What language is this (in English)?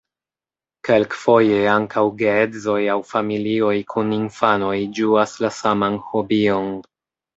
Esperanto